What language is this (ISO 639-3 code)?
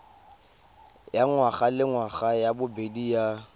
tsn